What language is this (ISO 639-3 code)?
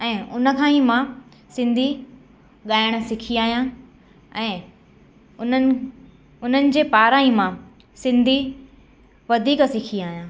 snd